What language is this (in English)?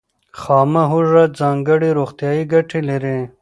Pashto